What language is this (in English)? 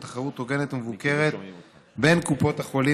Hebrew